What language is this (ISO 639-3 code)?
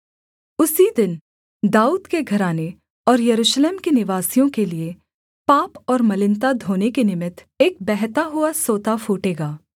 hin